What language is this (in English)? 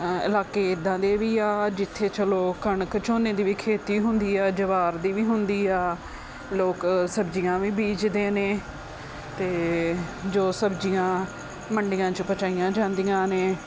Punjabi